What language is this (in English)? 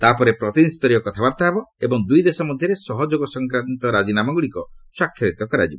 Odia